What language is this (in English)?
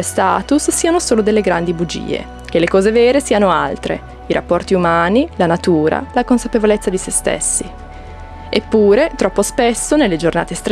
Italian